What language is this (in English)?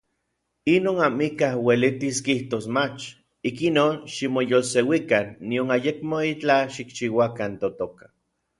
Orizaba Nahuatl